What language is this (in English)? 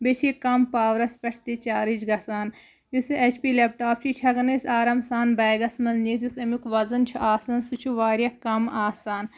Kashmiri